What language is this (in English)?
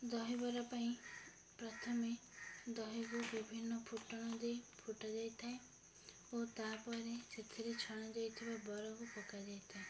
Odia